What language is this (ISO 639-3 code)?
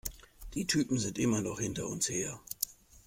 deu